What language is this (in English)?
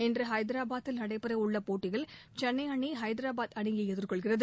Tamil